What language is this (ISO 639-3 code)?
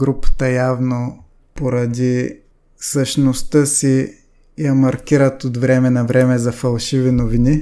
bul